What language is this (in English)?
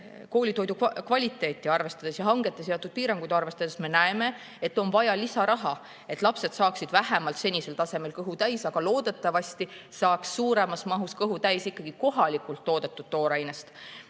Estonian